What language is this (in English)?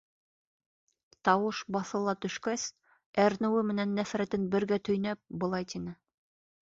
Bashkir